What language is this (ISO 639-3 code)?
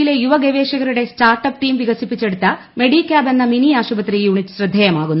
mal